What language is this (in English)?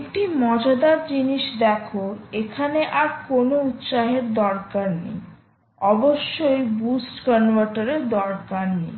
Bangla